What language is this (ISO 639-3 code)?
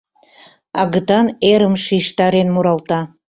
chm